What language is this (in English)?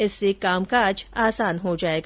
Hindi